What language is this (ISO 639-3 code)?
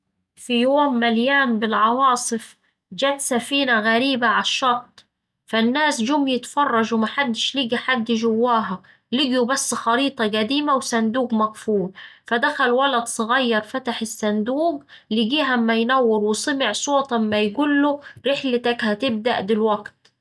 aec